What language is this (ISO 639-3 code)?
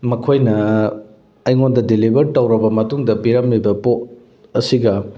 mni